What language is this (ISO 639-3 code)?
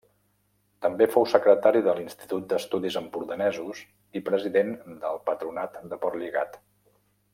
cat